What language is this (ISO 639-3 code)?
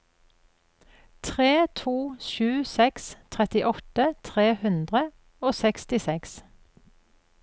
nor